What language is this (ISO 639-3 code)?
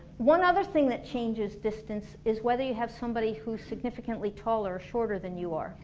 eng